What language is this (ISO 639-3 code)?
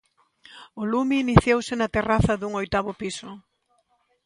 glg